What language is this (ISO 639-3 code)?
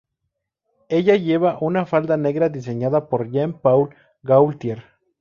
spa